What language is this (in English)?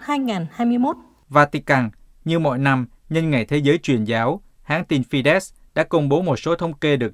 Vietnamese